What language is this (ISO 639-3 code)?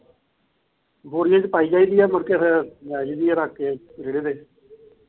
pan